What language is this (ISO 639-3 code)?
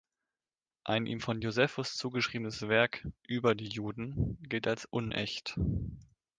deu